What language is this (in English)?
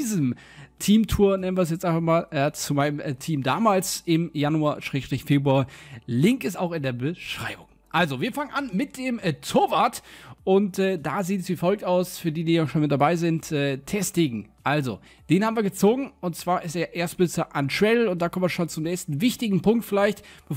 German